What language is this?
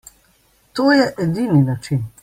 Slovenian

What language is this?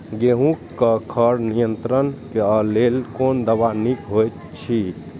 Maithili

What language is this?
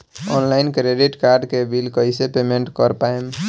Bhojpuri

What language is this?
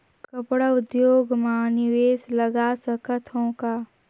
Chhattisgarhi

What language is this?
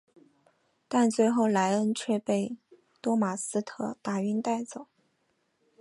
Chinese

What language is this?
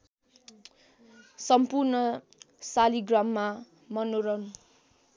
Nepali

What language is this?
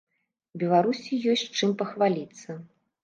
Belarusian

